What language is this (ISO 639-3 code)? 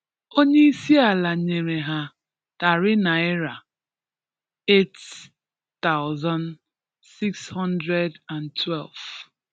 ibo